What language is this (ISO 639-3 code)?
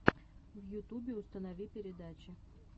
rus